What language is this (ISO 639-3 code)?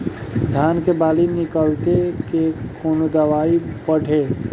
bho